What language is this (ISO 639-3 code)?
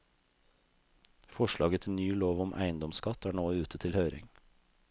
nor